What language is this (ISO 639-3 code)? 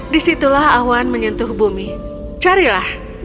ind